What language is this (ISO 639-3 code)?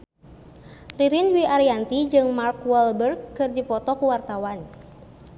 sun